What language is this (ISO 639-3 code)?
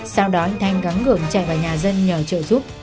vie